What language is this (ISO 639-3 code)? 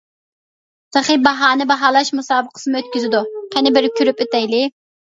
uig